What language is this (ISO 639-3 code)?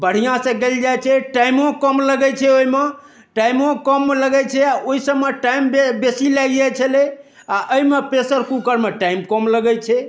mai